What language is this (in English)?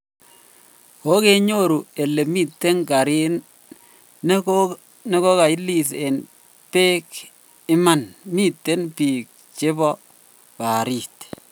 Kalenjin